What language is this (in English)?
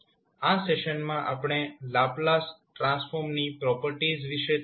Gujarati